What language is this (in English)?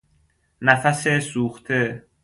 Persian